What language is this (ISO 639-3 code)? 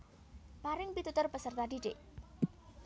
jav